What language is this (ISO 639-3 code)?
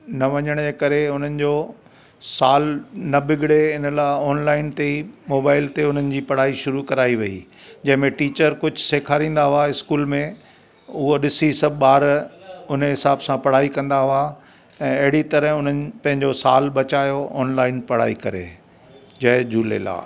snd